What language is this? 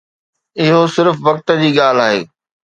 Sindhi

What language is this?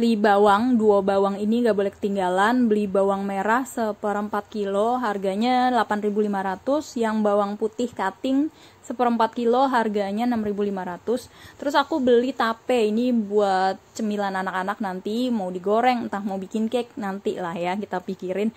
Indonesian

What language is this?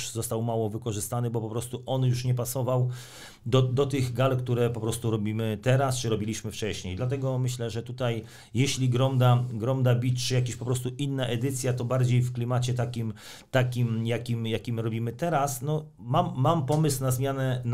Polish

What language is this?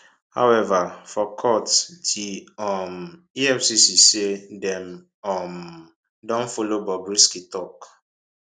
Nigerian Pidgin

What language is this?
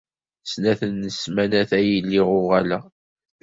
Kabyle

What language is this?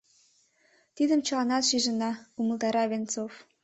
Mari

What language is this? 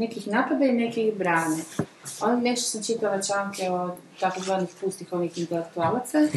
Croatian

